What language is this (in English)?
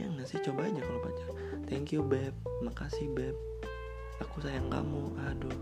Indonesian